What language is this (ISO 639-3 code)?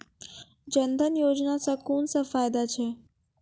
mai